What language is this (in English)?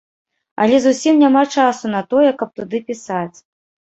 Belarusian